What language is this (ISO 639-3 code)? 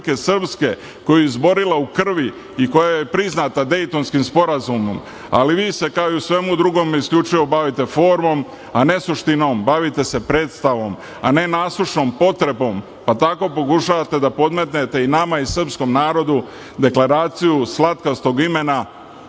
srp